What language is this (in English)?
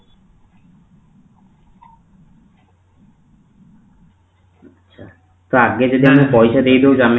Odia